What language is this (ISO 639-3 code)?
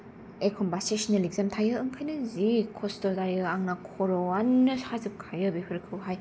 brx